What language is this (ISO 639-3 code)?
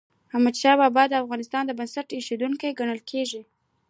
pus